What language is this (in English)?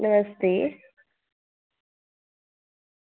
Dogri